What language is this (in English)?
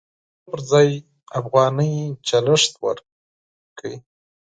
Pashto